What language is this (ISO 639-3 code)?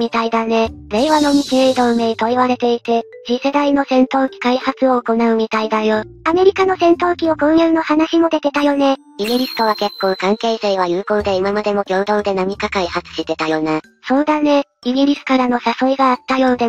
jpn